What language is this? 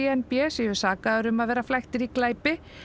Icelandic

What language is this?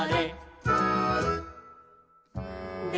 Japanese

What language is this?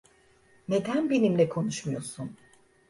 Turkish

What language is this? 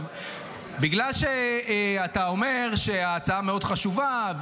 Hebrew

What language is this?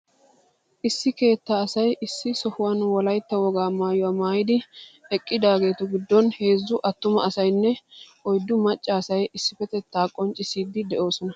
Wolaytta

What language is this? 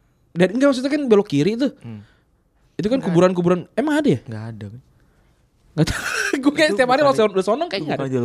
Indonesian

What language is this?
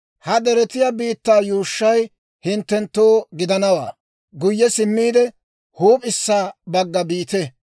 Dawro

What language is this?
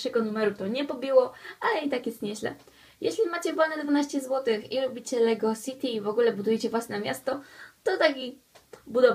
Polish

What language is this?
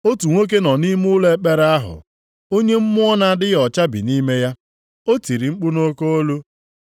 Igbo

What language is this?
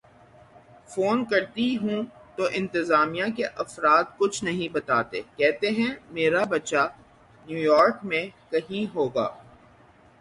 Urdu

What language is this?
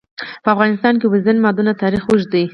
Pashto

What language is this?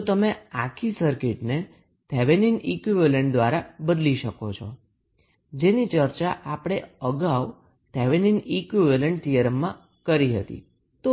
Gujarati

